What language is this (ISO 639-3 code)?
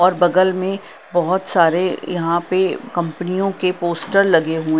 hin